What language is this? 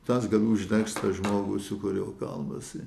Lithuanian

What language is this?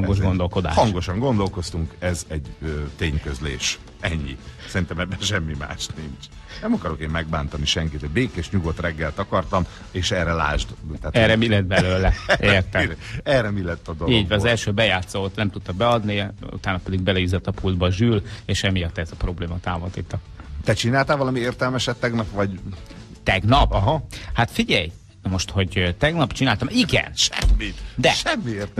Hungarian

